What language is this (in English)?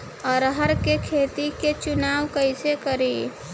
Bhojpuri